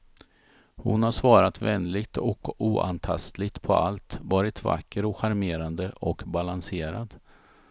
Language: Swedish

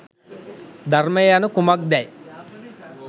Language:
Sinhala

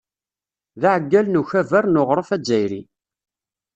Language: Kabyle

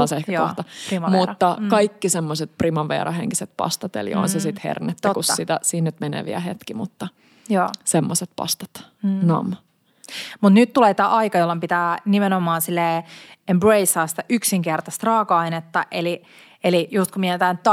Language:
Finnish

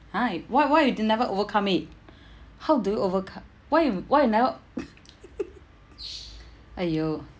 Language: English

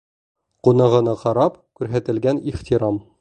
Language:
Bashkir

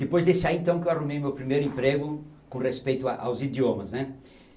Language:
Portuguese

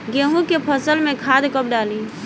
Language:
Bhojpuri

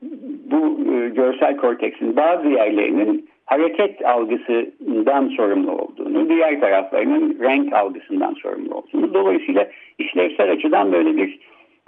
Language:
Turkish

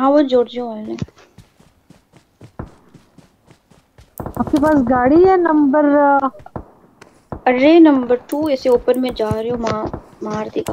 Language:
Hindi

